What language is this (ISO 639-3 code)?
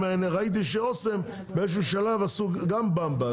heb